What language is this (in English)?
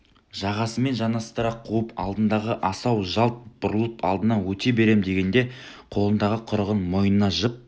Kazakh